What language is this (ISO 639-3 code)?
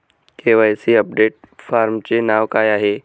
mar